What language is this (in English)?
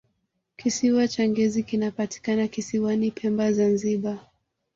Swahili